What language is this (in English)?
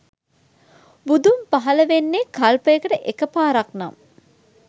Sinhala